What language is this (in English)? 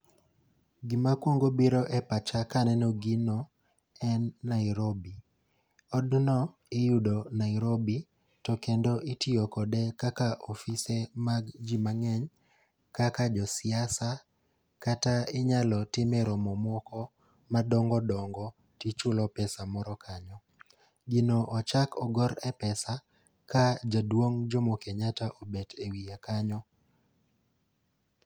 Luo (Kenya and Tanzania)